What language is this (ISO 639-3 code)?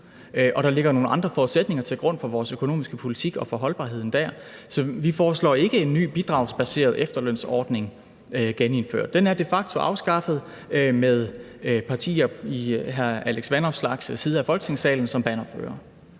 dan